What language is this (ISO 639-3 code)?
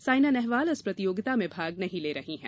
hin